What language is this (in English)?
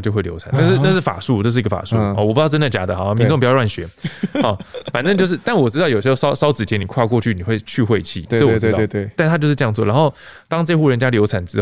Chinese